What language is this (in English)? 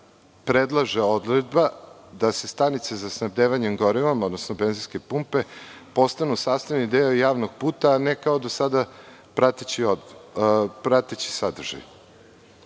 Serbian